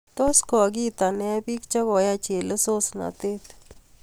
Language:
Kalenjin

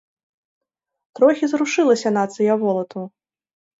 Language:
Belarusian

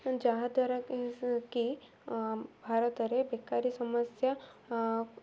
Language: Odia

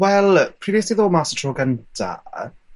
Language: Welsh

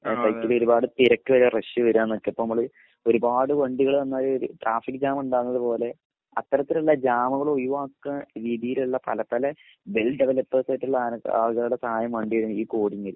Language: Malayalam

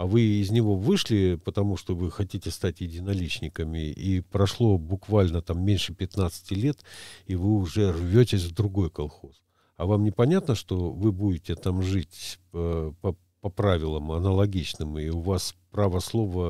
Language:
Russian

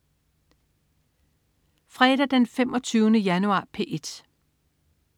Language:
Danish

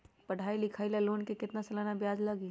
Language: Magahi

